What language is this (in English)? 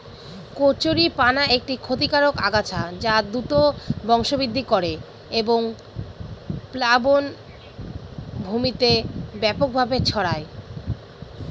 Bangla